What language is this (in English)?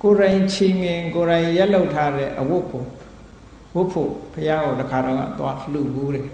Thai